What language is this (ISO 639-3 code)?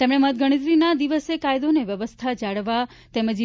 guj